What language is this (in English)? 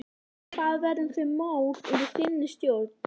Icelandic